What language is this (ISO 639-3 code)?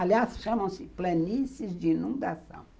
por